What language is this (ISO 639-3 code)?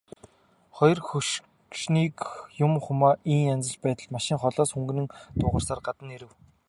mon